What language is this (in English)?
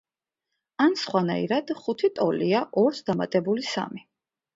Georgian